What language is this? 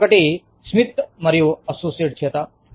Telugu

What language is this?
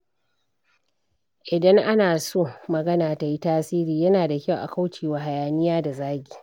Hausa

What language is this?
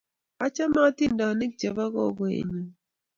Kalenjin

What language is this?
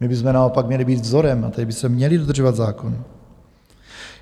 Czech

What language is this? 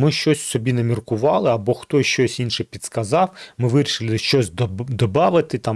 Ukrainian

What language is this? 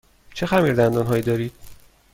Persian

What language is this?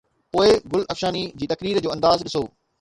Sindhi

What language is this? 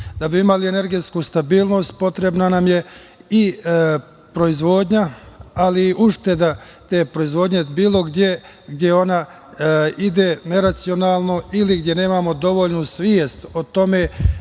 Serbian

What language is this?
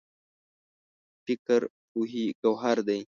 Pashto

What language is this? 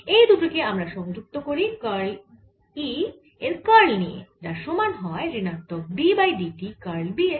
Bangla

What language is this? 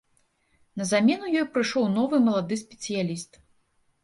Belarusian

